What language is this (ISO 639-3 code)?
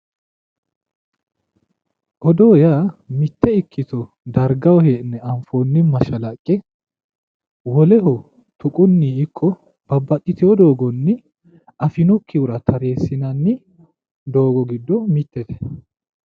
sid